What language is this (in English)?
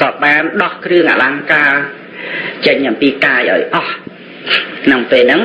Khmer